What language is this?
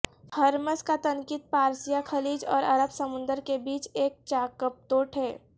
Urdu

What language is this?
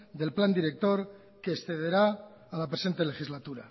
Spanish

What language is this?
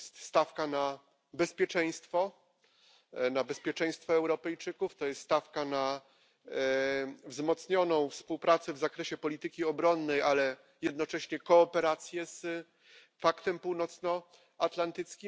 Polish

